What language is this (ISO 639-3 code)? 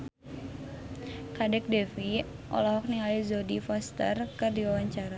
sun